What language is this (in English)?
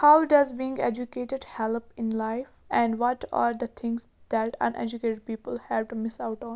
Kashmiri